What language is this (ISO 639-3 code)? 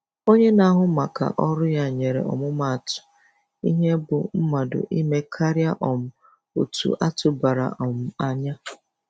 ibo